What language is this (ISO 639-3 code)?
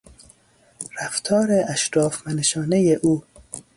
fas